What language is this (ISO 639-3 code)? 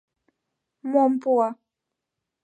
chm